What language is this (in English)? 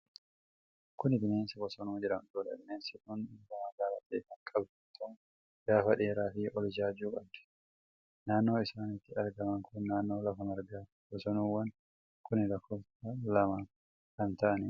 Oromo